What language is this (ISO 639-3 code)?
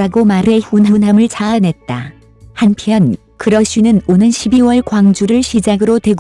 kor